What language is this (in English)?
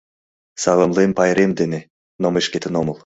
Mari